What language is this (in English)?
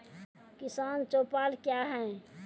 Maithili